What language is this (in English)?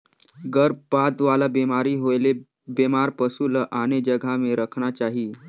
Chhattisgarhi